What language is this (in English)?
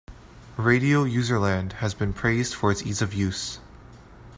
English